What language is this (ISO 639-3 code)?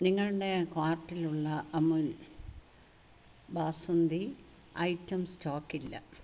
mal